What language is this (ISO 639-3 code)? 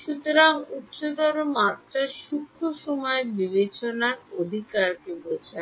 ben